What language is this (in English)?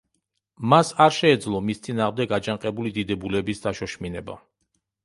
Georgian